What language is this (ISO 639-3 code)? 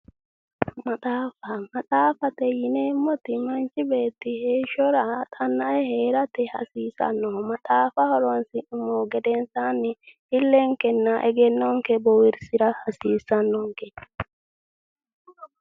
sid